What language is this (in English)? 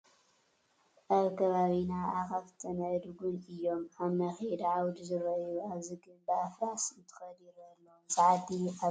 Tigrinya